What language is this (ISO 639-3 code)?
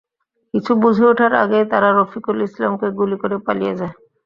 ben